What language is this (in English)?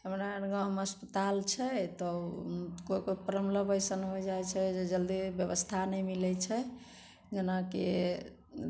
Maithili